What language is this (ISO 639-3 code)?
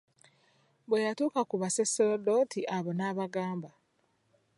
lug